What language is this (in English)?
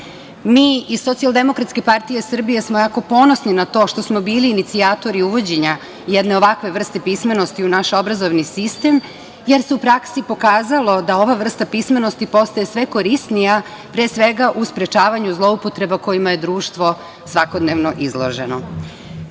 Serbian